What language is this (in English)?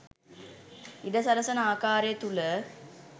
Sinhala